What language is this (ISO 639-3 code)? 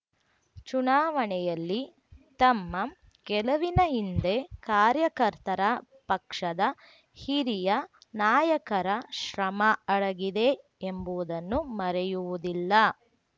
kan